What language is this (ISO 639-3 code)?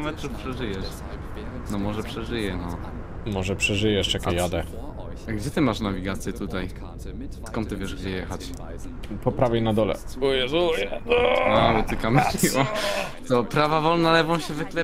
pol